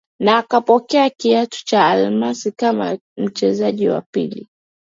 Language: Swahili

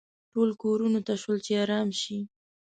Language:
Pashto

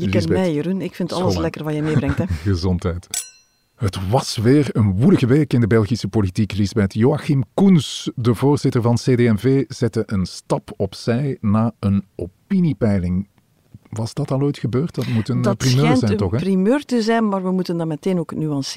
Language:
Dutch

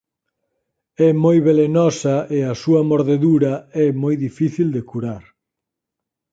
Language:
Galician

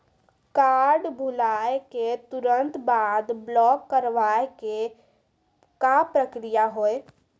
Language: Maithili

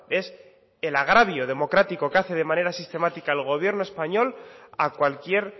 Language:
Spanish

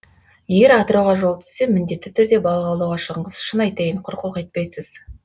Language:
Kazakh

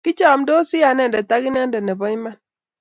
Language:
Kalenjin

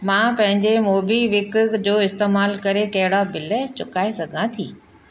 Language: Sindhi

